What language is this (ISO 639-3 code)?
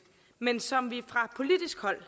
dan